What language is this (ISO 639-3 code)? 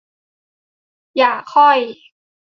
tha